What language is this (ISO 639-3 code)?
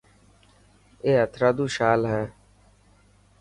mki